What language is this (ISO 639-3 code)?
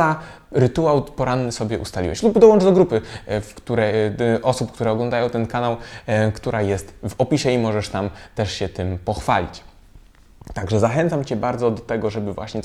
pol